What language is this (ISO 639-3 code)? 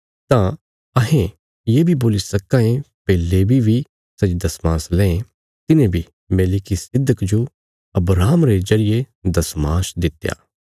kfs